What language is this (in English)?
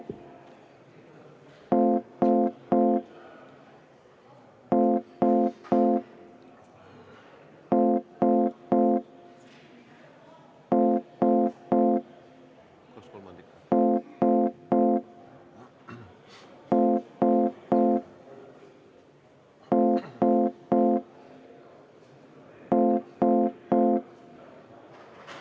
Estonian